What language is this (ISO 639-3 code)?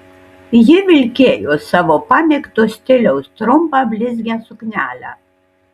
lit